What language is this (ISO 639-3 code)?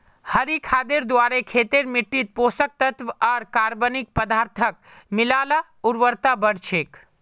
mag